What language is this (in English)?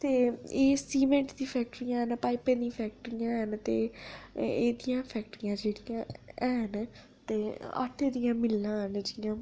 Dogri